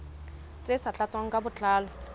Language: Southern Sotho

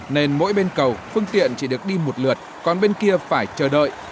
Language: Vietnamese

